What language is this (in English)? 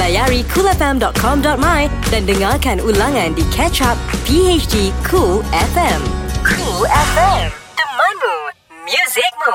Malay